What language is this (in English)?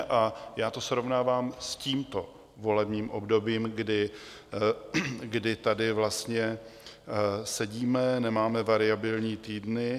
Czech